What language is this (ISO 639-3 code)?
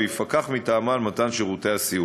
heb